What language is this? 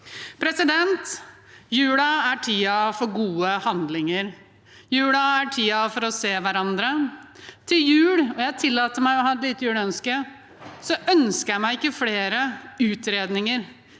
Norwegian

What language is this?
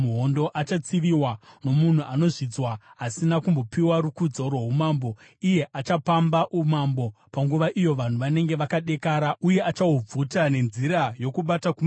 Shona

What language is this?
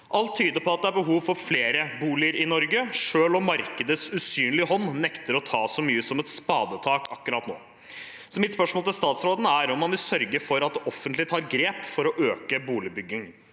Norwegian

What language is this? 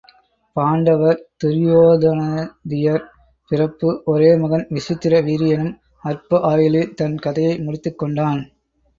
Tamil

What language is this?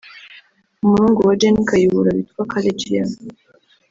Kinyarwanda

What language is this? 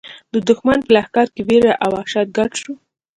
Pashto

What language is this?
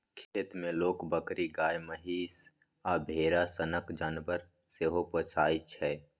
Maithili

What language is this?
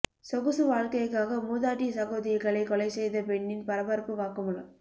Tamil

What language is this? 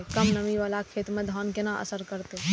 Maithili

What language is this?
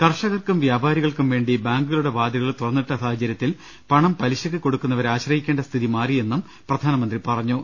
Malayalam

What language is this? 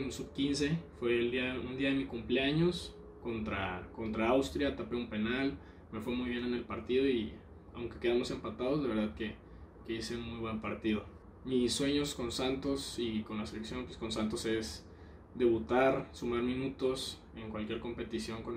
Spanish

